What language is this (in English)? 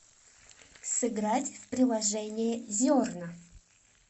Russian